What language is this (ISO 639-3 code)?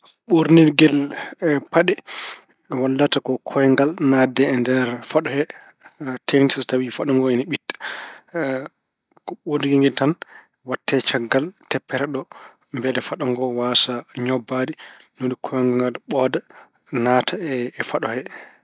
ful